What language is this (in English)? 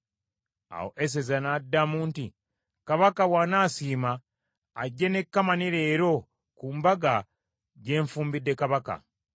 Ganda